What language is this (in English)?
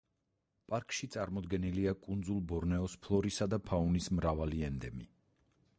Georgian